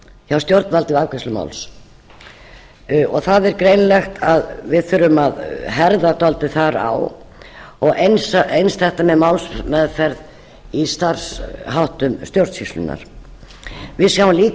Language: Icelandic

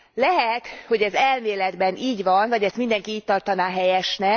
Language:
Hungarian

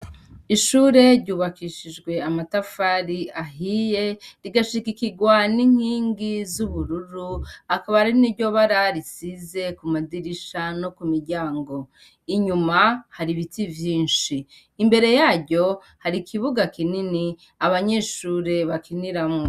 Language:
Rundi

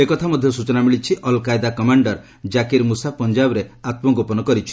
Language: Odia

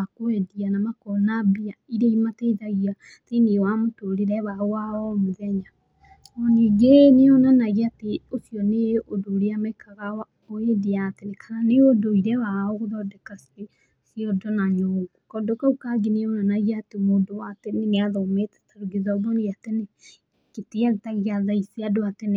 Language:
Kikuyu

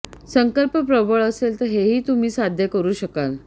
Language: Marathi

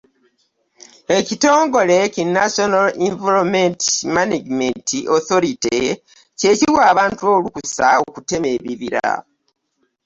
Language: Ganda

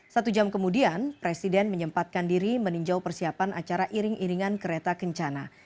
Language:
Indonesian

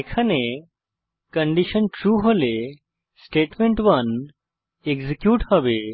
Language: Bangla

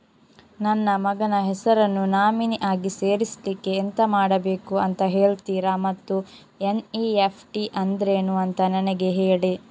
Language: Kannada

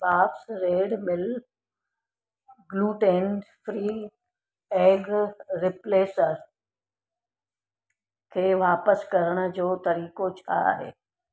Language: Sindhi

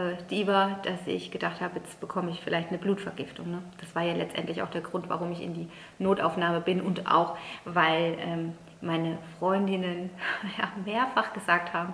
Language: German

